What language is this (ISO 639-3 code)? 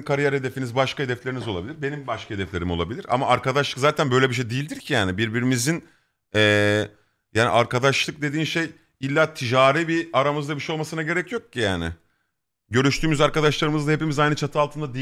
tur